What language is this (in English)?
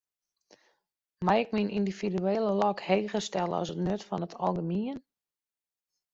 Western Frisian